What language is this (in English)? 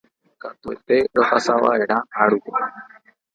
Guarani